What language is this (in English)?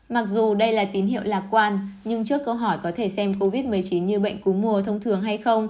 Vietnamese